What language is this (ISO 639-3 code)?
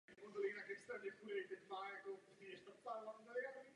ces